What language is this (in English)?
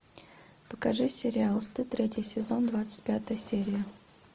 Russian